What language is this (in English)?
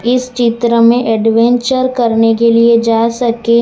Hindi